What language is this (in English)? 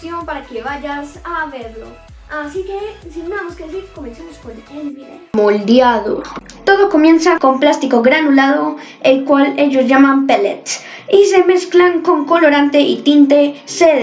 Spanish